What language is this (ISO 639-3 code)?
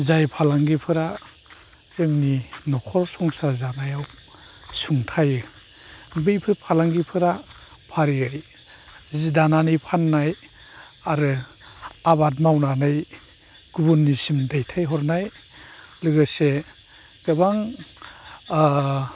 brx